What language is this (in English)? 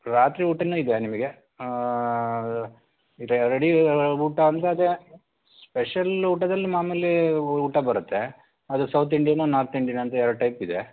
Kannada